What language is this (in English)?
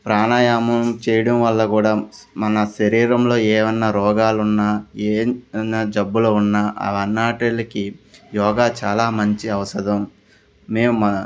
Telugu